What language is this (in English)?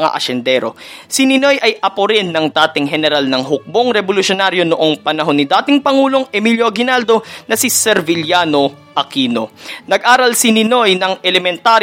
Filipino